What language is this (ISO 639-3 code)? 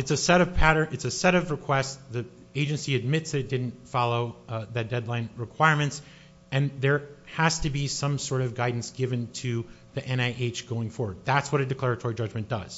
eng